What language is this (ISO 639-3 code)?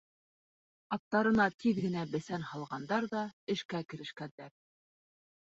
bak